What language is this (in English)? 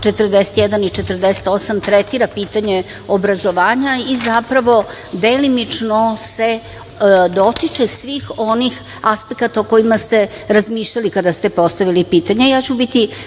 Serbian